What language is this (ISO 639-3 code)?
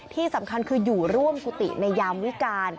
tha